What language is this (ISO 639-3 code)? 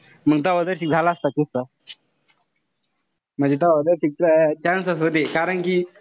mar